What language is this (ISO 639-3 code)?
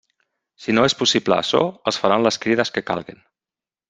cat